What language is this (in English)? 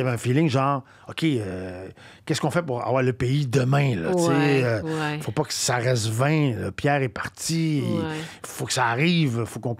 French